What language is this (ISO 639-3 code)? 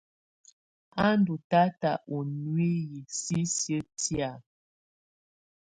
tvu